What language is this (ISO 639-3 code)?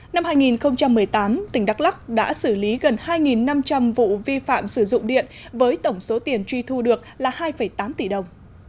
vie